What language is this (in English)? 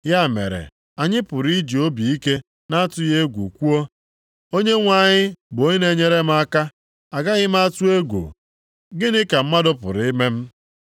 Igbo